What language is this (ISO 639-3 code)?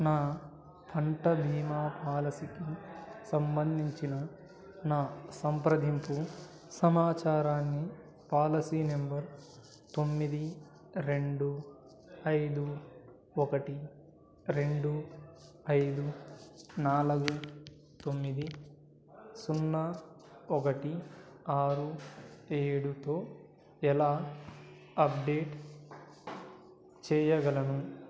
tel